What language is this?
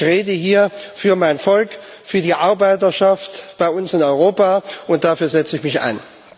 German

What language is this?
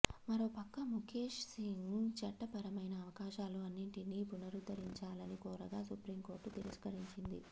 Telugu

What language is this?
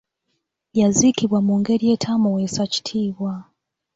Ganda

